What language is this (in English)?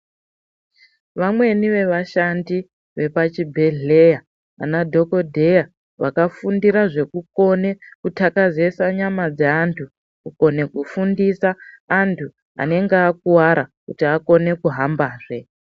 Ndau